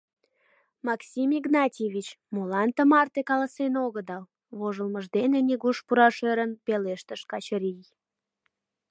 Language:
Mari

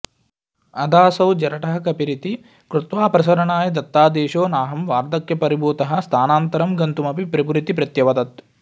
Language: Sanskrit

